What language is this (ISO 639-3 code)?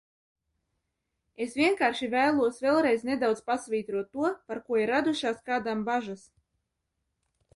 lav